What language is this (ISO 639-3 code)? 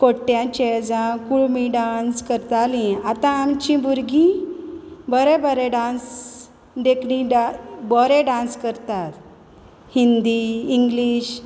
kok